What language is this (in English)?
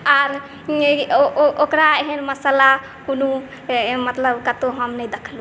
Maithili